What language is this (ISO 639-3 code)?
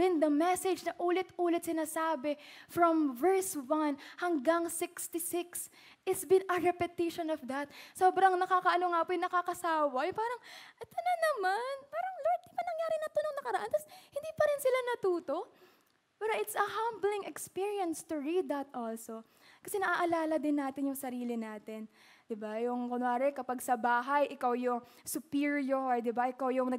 fil